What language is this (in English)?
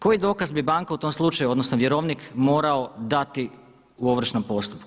Croatian